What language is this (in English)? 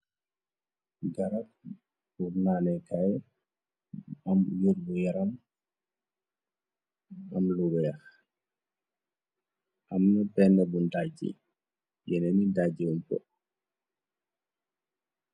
Wolof